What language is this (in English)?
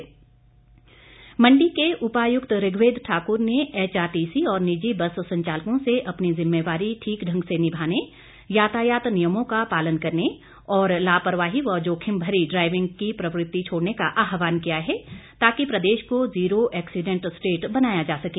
Hindi